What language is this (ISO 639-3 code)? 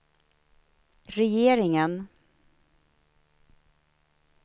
swe